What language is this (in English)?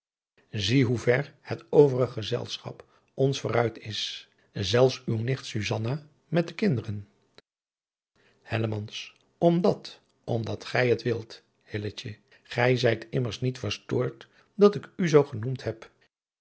Dutch